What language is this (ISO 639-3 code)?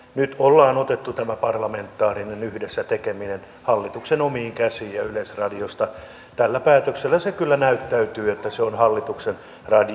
fin